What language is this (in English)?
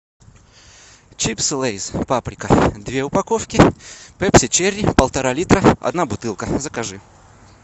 Russian